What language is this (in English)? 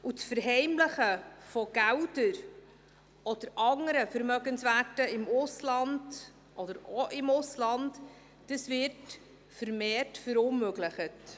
Swiss German